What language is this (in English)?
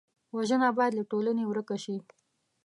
Pashto